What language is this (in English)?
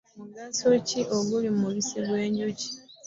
Ganda